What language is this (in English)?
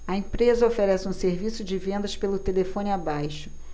Portuguese